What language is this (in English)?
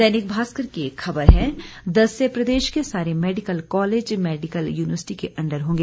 Hindi